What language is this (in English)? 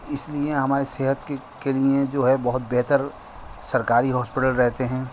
Urdu